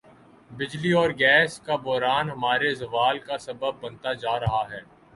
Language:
Urdu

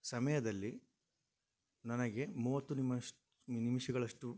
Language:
Kannada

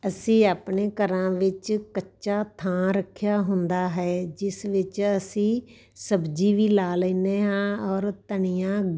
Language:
Punjabi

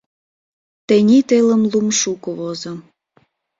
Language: Mari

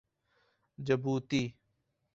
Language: Urdu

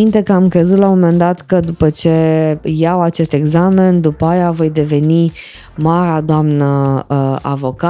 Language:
Romanian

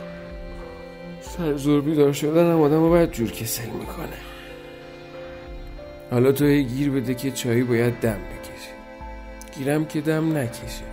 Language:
Persian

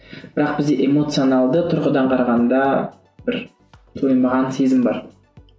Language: Kazakh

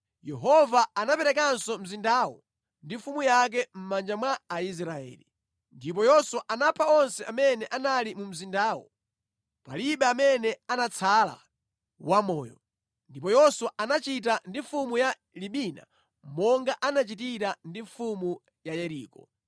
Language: Nyanja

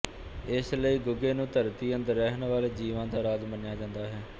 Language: Punjabi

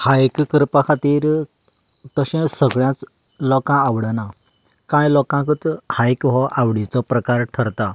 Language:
Konkani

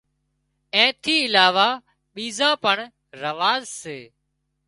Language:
Wadiyara Koli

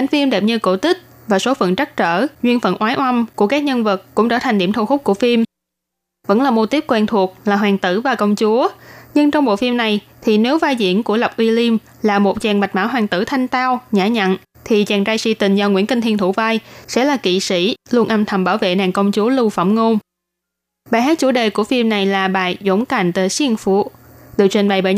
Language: Vietnamese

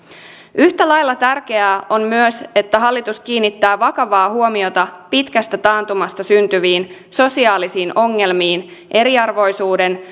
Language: Finnish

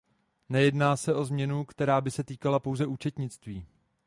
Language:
Czech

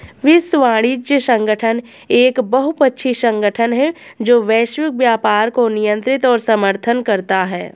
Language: Hindi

